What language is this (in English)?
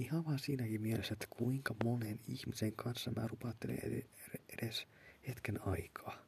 Finnish